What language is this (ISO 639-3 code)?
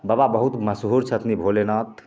mai